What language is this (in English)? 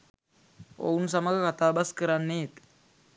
Sinhala